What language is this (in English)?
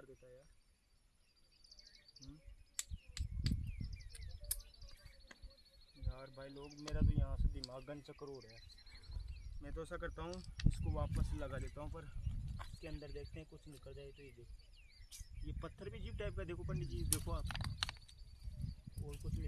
Hindi